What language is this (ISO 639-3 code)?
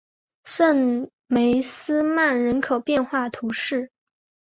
zho